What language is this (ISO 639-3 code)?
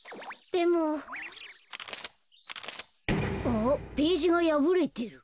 jpn